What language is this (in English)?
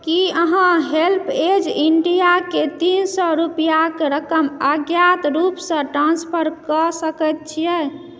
Maithili